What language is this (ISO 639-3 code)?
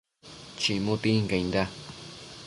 mcf